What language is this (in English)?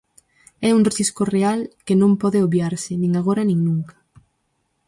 Galician